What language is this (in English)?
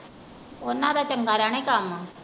Punjabi